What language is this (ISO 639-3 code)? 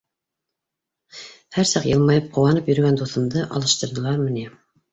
bak